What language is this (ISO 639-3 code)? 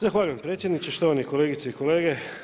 hrv